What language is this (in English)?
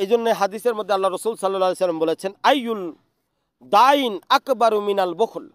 Arabic